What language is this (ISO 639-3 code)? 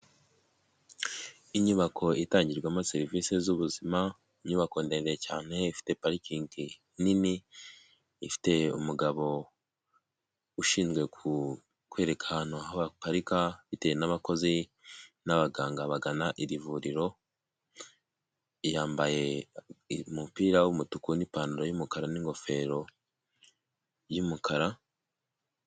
kin